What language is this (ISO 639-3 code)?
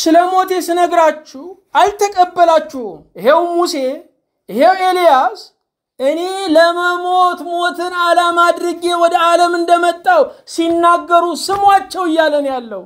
ara